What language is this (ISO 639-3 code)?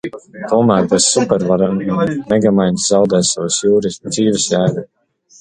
lav